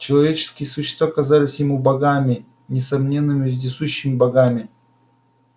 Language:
Russian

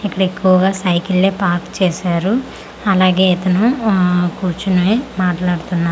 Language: Telugu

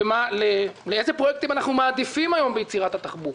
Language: Hebrew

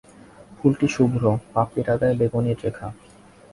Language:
Bangla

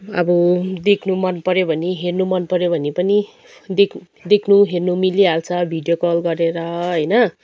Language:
Nepali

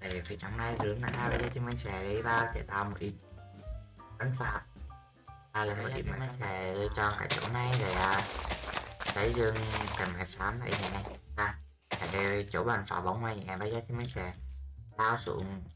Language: Vietnamese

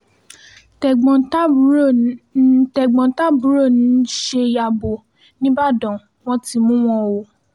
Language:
Yoruba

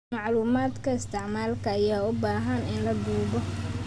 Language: Somali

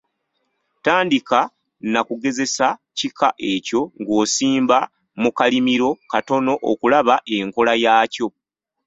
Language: Ganda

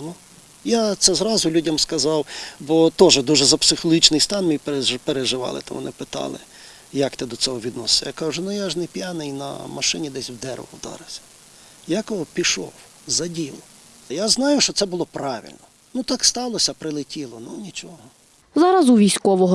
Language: Ukrainian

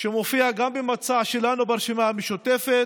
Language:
Hebrew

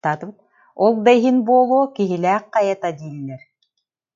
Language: Yakut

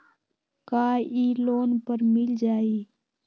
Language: Magahi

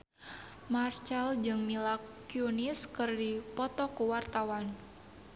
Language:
Sundanese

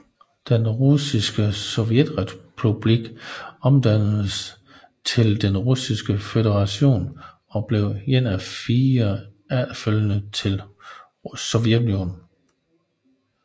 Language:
Danish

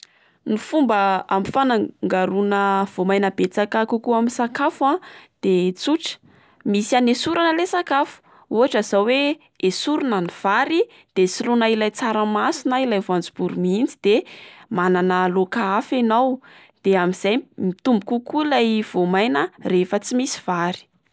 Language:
Malagasy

